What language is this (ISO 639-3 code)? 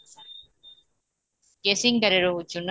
ori